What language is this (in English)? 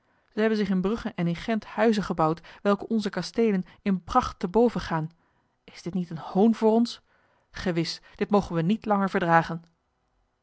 Dutch